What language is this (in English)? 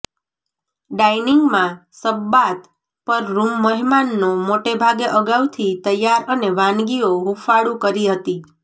Gujarati